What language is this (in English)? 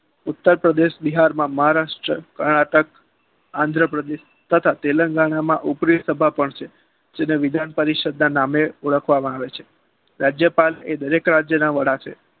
Gujarati